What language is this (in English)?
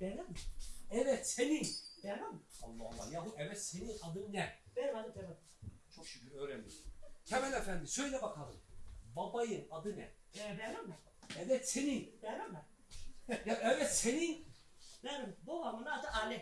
Turkish